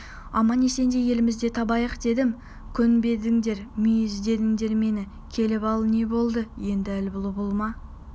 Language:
Kazakh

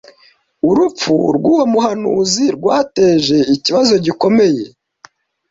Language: Kinyarwanda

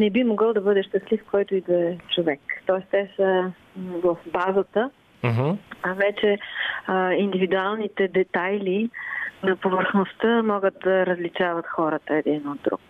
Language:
Bulgarian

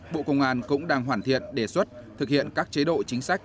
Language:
Vietnamese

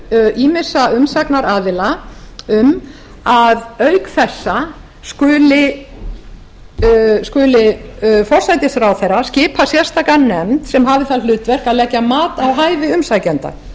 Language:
Icelandic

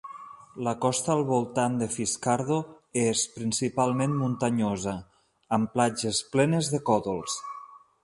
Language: Catalan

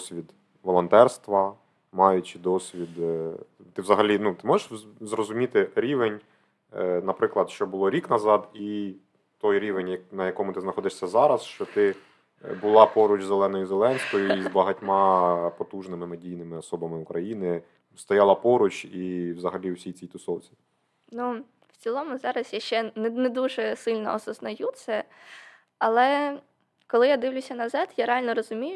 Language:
Ukrainian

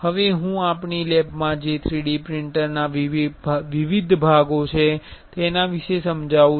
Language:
Gujarati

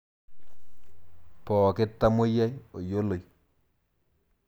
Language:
Masai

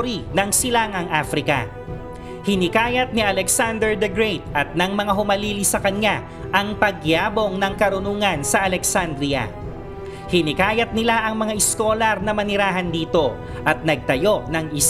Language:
Filipino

